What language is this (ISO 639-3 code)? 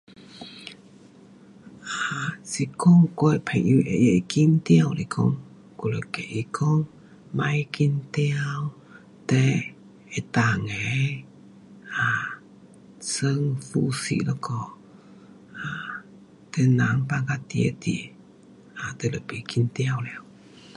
cpx